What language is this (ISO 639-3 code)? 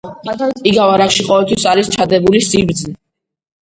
kat